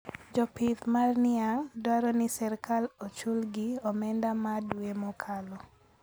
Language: Luo (Kenya and Tanzania)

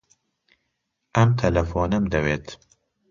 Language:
Central Kurdish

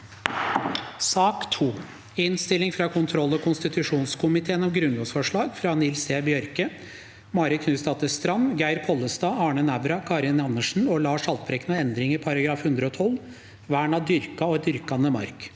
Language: Norwegian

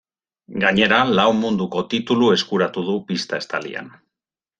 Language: Basque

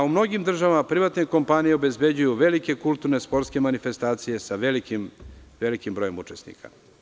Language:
Serbian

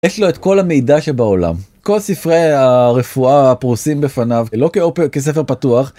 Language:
Hebrew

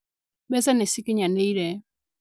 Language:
Kikuyu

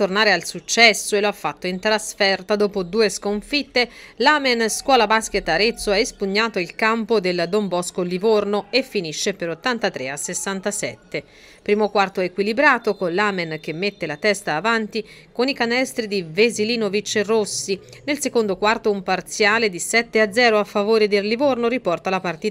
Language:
Italian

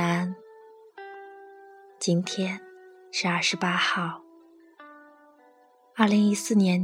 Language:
Chinese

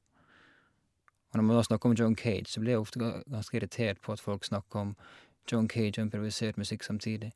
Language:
Norwegian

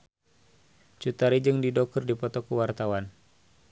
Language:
Sundanese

